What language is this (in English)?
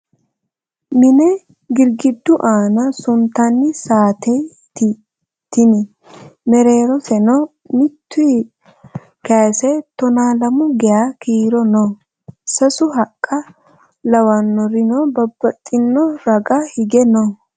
Sidamo